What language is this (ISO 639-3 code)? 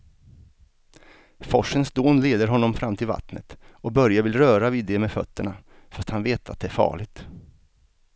swe